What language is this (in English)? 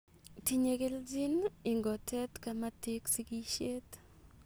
Kalenjin